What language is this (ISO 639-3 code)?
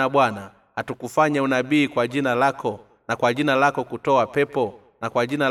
swa